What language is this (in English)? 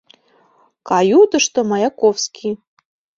Mari